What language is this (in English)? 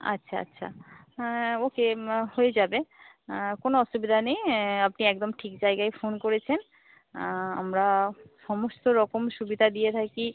Bangla